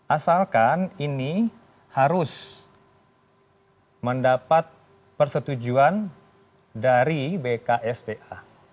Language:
Indonesian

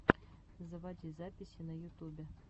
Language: Russian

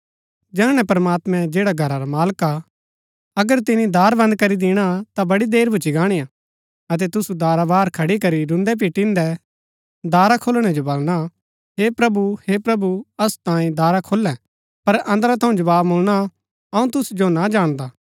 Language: Gaddi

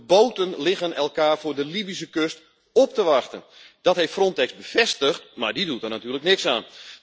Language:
Dutch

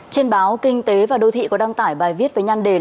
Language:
Vietnamese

